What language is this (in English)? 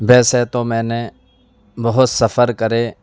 Urdu